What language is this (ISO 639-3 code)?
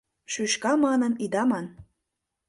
chm